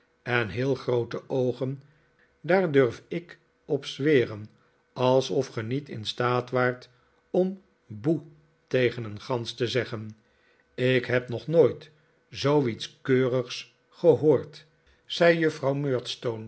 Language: Dutch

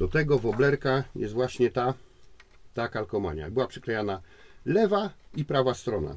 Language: Polish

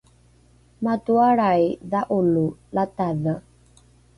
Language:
Rukai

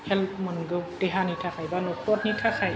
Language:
Bodo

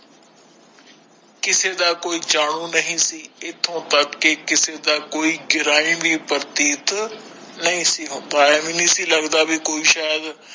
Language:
Punjabi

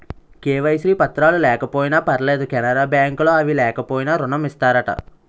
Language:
Telugu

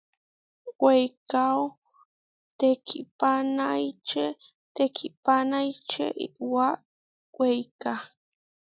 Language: Huarijio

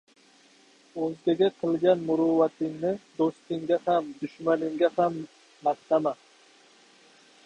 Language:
Uzbek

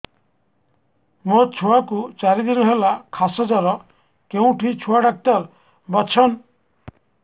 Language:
Odia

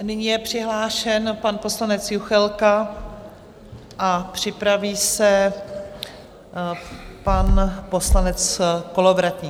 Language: Czech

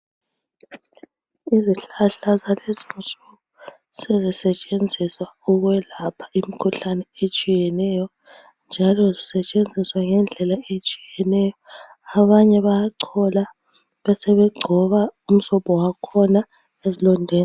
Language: North Ndebele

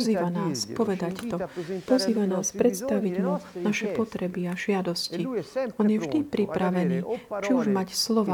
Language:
Slovak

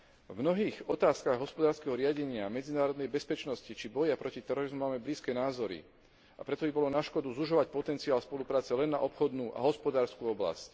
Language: Slovak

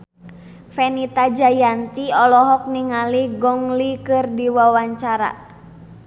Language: Sundanese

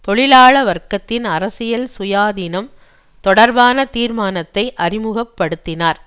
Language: Tamil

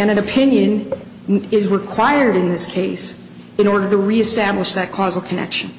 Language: English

